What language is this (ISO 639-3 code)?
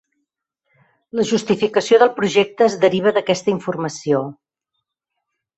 cat